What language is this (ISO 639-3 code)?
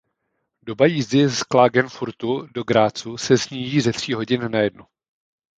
ces